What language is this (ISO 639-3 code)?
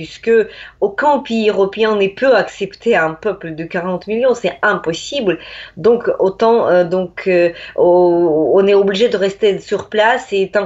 fra